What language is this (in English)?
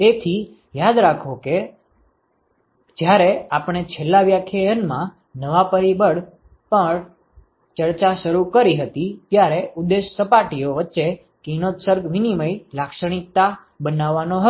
Gujarati